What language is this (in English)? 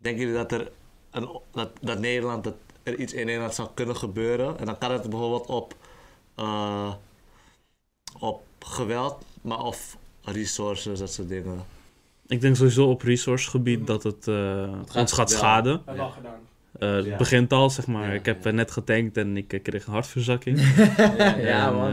Dutch